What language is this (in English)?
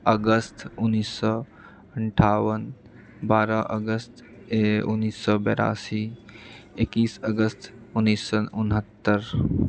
Maithili